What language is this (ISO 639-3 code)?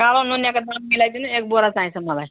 nep